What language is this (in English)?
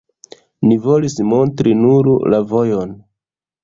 Esperanto